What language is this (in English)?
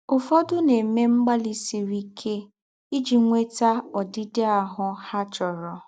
Igbo